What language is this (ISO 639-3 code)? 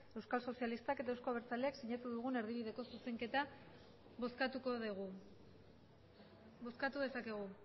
eus